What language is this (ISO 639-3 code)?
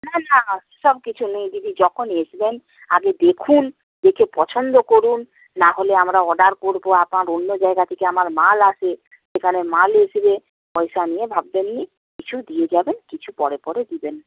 ben